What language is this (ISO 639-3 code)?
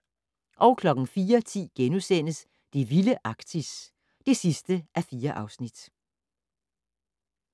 dan